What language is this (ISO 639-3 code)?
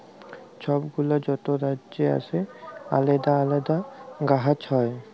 ben